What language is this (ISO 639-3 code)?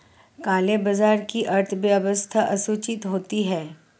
hin